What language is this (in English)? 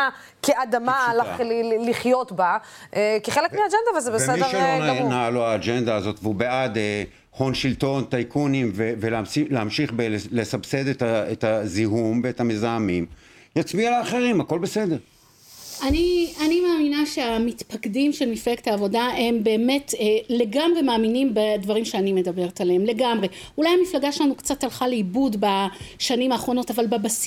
Hebrew